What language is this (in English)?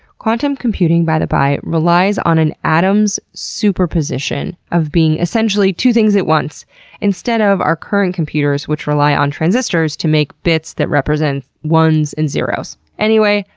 English